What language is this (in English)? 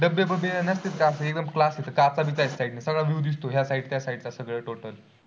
Marathi